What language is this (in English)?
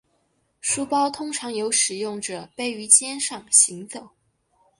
Chinese